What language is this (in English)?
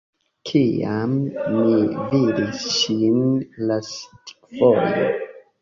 Esperanto